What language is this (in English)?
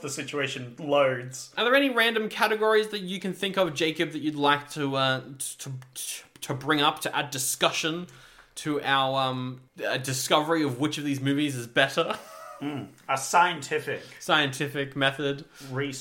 English